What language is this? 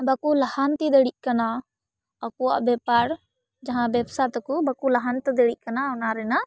Santali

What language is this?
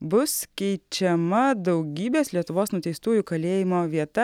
Lithuanian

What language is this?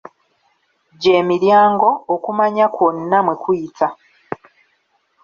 Ganda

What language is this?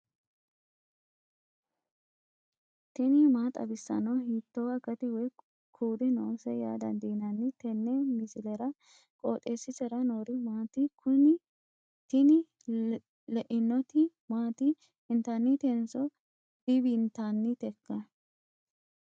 Sidamo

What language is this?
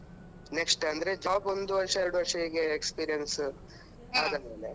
Kannada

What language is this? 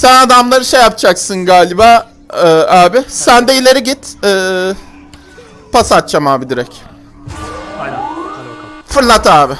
Turkish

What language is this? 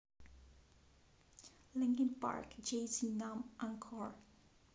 Russian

